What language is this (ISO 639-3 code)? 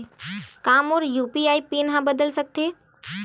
hne